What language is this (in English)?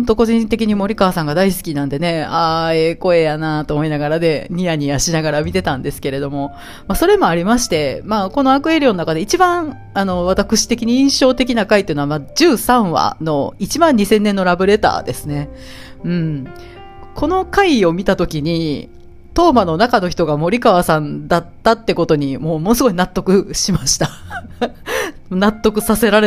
Japanese